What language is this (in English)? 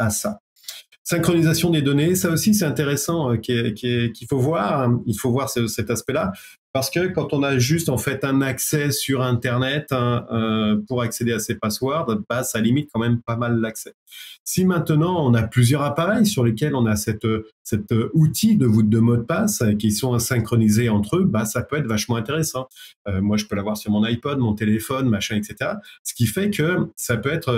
French